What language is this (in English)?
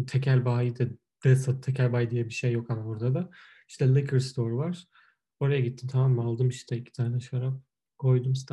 Turkish